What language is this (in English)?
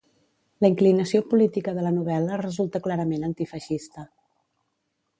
Catalan